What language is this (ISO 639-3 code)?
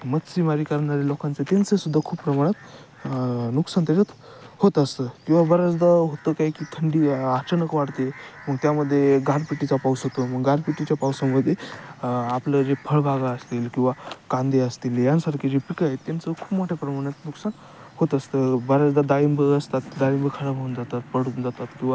mar